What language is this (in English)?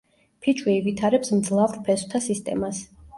Georgian